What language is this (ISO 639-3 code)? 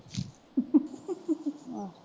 pan